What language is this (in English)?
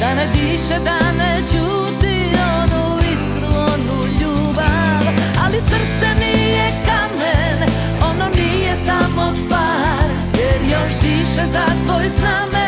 Croatian